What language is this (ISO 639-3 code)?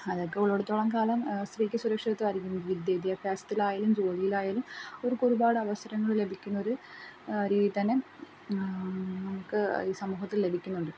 mal